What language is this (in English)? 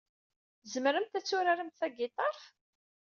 Kabyle